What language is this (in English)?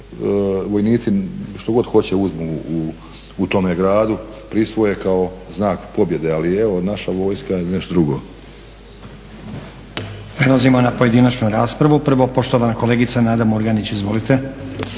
Croatian